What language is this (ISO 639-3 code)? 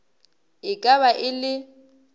nso